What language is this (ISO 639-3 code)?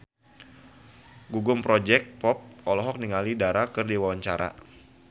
sun